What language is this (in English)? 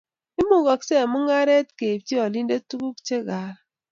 Kalenjin